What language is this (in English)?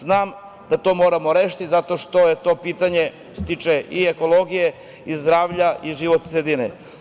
Serbian